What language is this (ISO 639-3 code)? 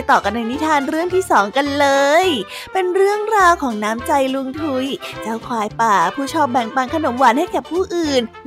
tha